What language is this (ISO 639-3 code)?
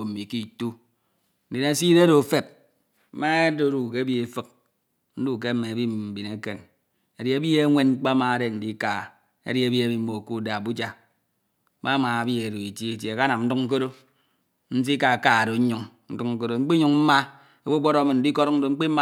itw